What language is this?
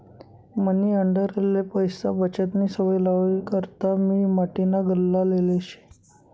Marathi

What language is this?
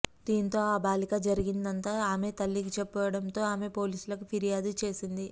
Telugu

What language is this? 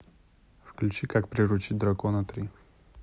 Russian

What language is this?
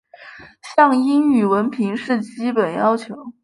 Chinese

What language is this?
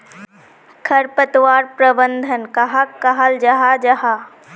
Magahi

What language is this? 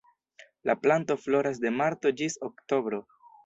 Esperanto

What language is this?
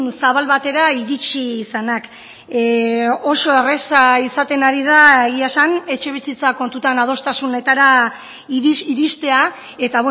Basque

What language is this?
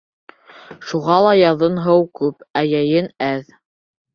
Bashkir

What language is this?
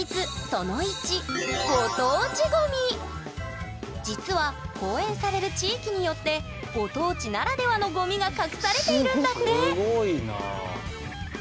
Japanese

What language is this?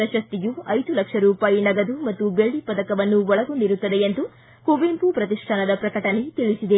Kannada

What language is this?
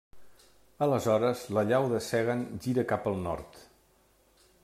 Catalan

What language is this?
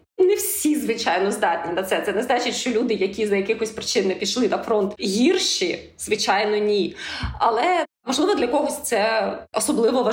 Ukrainian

